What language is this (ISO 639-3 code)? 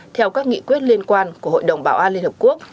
vie